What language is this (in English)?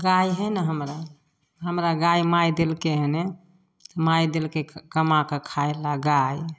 Maithili